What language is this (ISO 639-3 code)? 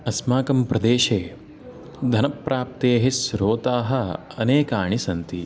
san